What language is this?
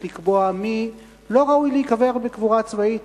Hebrew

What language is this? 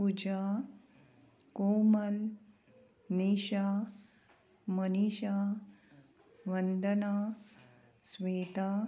Konkani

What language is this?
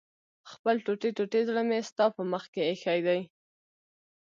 Pashto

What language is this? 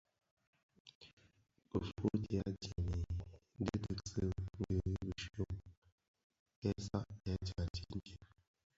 Bafia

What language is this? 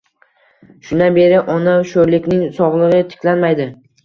Uzbek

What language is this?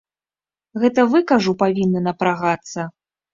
Belarusian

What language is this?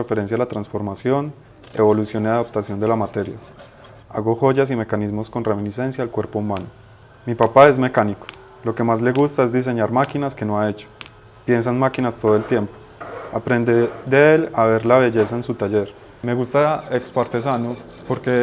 Spanish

